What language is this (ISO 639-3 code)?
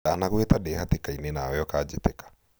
kik